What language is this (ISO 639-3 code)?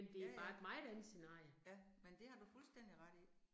dan